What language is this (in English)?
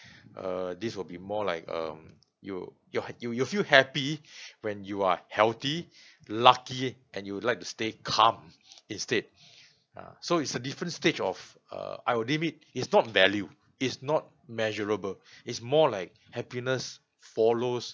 English